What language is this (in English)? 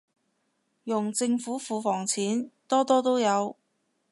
Cantonese